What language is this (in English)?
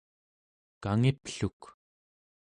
Central Yupik